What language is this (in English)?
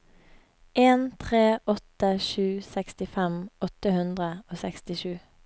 Norwegian